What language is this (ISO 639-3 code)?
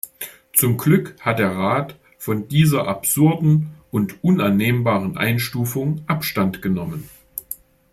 deu